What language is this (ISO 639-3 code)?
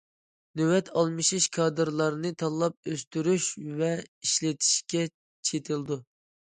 uig